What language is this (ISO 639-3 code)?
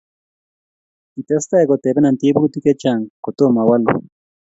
kln